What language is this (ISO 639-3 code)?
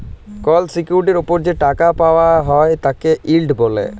ben